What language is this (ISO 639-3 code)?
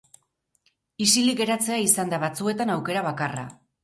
eus